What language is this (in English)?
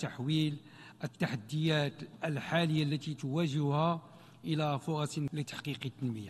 Arabic